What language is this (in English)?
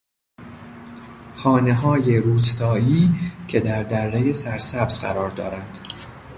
Persian